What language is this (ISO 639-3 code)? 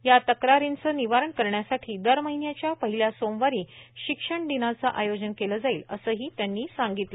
mar